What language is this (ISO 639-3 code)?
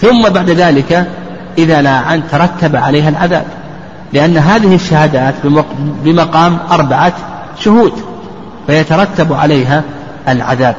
ara